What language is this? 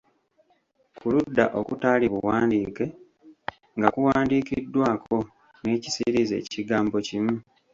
Ganda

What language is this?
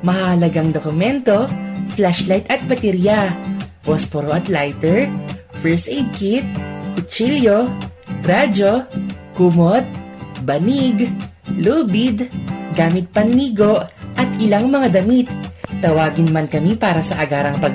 Filipino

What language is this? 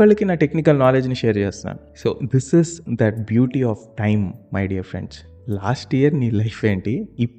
Telugu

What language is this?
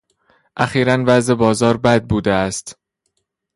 Persian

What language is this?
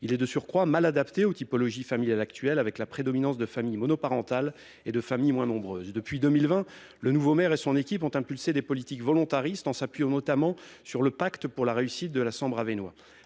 French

